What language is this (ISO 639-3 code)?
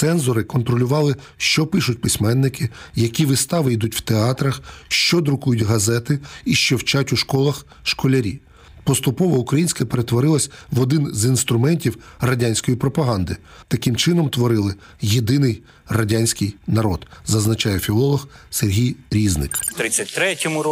ukr